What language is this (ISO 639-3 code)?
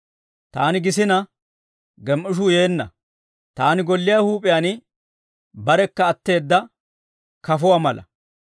dwr